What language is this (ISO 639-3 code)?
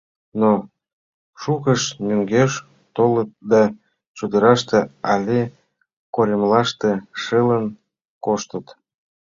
chm